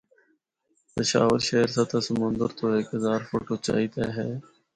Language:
Northern Hindko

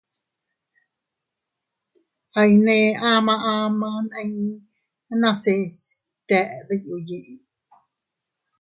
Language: Teutila Cuicatec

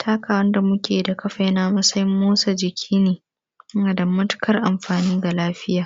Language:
Hausa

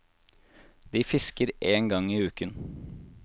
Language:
Norwegian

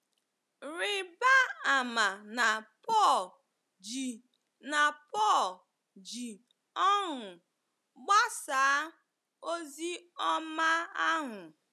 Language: Igbo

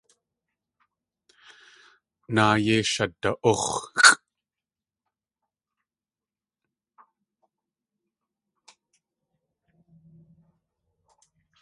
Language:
Tlingit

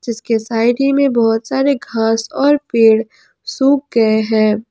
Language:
Hindi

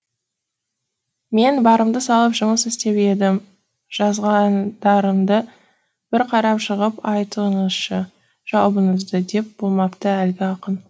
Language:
Kazakh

